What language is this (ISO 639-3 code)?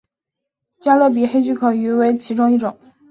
zho